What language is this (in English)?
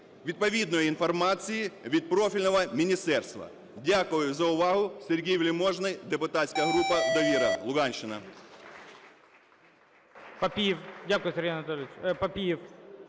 Ukrainian